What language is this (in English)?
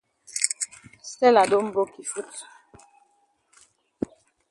Cameroon Pidgin